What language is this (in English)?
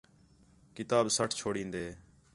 Khetrani